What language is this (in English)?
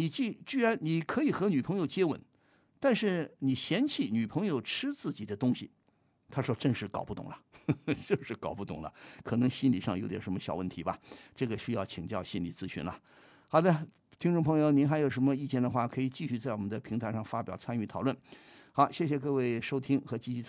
Chinese